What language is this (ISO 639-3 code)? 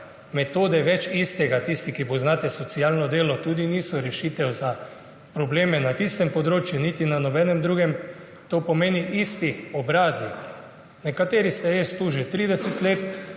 slv